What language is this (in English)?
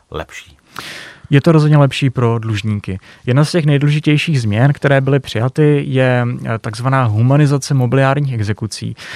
Czech